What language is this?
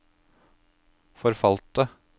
Norwegian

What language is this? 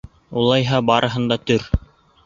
Bashkir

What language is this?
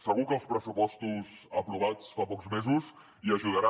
Catalan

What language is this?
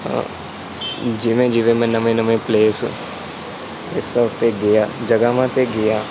Punjabi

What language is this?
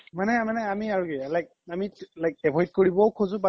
Assamese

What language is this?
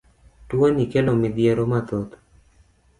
Luo (Kenya and Tanzania)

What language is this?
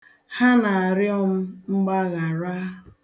Igbo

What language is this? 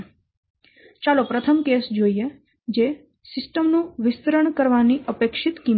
Gujarati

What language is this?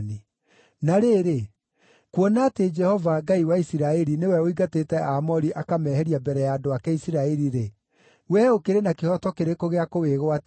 Kikuyu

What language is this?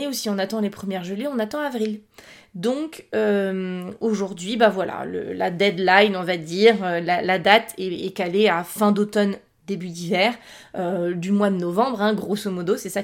French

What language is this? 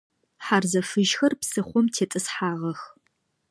Adyghe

